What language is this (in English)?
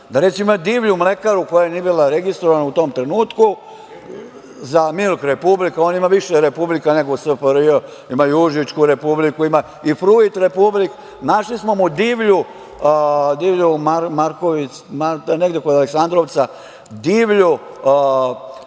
Serbian